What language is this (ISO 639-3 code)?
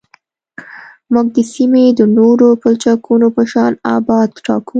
pus